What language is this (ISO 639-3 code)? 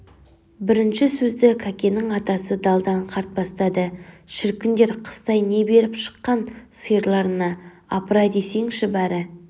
kaz